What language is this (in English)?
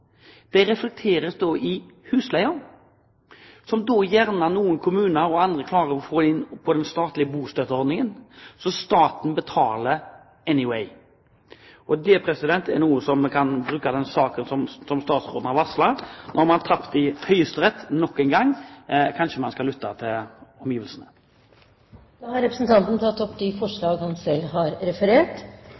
Norwegian